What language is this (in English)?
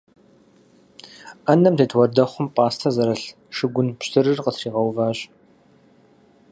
Kabardian